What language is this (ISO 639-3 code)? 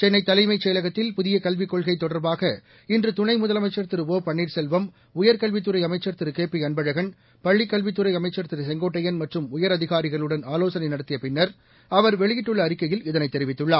tam